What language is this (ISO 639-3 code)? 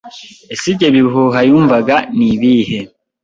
kin